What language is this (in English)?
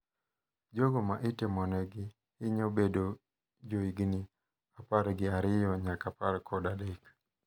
Luo (Kenya and Tanzania)